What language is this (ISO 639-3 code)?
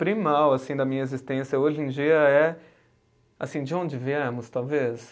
por